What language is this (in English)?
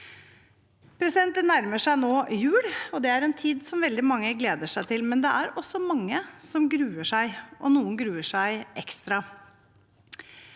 Norwegian